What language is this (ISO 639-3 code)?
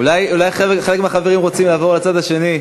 heb